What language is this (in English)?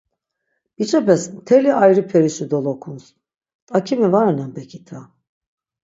Laz